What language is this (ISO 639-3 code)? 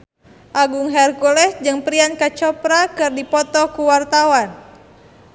sun